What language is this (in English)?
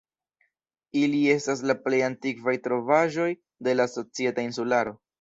Esperanto